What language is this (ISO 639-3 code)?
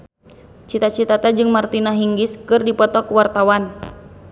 sun